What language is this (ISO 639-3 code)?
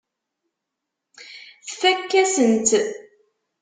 kab